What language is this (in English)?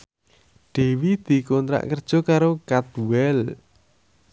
Javanese